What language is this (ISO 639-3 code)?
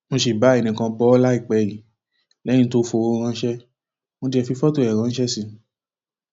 yor